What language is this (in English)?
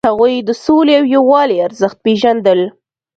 Pashto